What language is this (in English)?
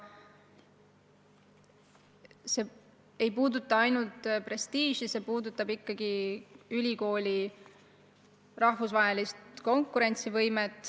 Estonian